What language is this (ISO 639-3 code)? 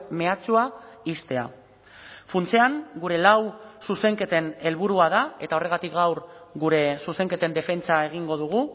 eus